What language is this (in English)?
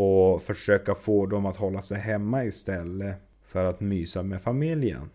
Swedish